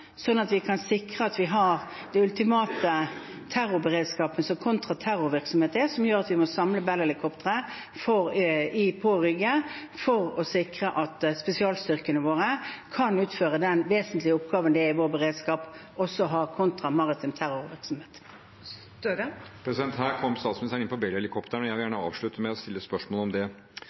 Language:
Norwegian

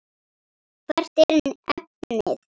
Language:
Icelandic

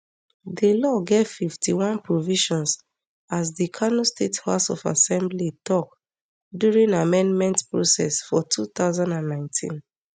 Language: Nigerian Pidgin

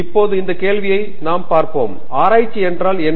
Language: Tamil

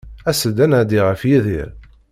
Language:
Kabyle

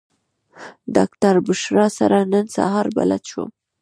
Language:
Pashto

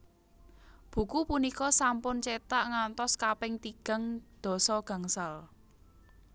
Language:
Javanese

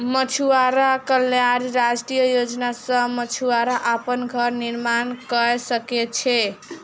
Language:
Maithili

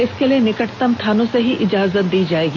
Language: Hindi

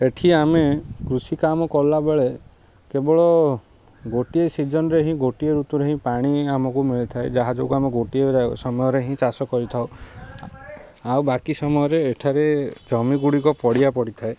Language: Odia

